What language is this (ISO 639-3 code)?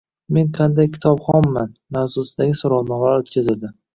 uzb